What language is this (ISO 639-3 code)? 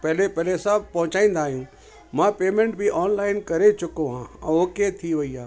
snd